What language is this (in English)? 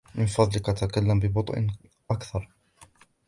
Arabic